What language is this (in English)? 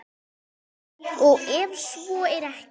Icelandic